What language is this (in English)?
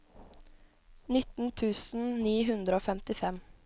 Norwegian